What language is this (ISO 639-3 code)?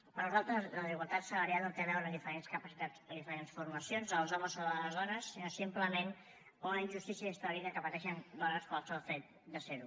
cat